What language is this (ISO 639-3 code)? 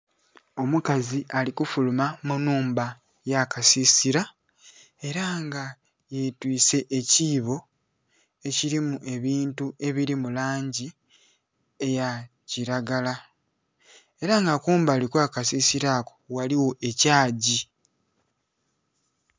xog